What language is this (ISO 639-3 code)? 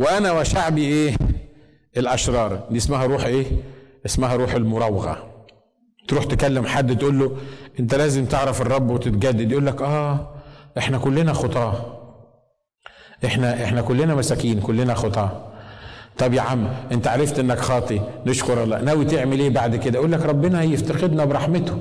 ara